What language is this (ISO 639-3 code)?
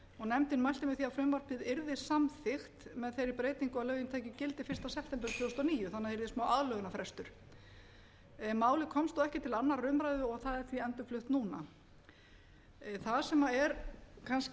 isl